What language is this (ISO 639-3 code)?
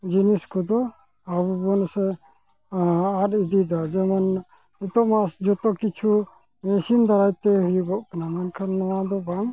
sat